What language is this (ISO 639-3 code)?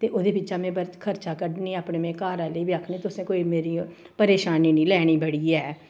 doi